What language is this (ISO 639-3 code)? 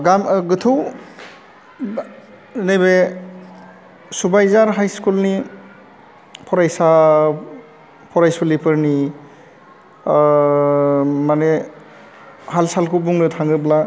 brx